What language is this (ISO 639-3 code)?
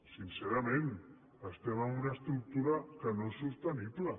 cat